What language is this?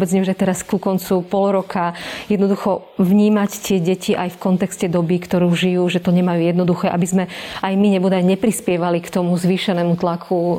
Slovak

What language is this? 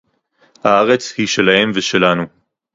Hebrew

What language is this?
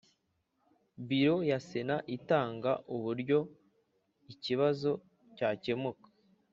Kinyarwanda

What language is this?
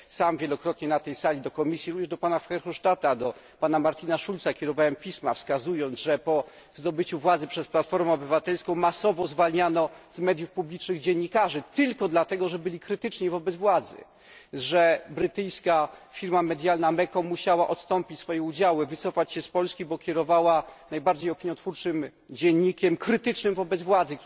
Polish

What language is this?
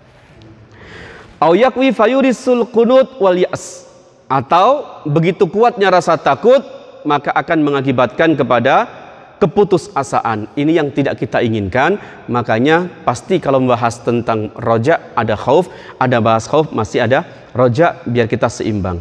Indonesian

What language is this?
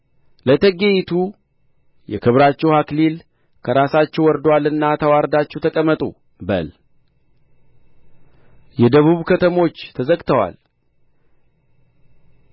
Amharic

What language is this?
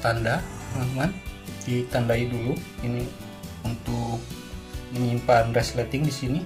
Indonesian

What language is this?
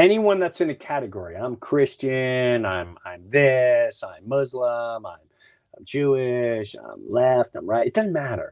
English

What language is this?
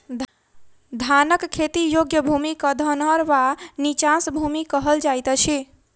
Maithili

